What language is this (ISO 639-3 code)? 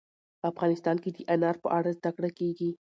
pus